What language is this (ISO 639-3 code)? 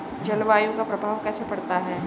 hin